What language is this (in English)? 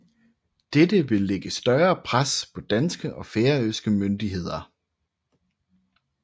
Danish